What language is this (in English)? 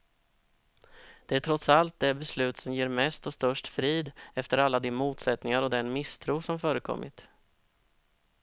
Swedish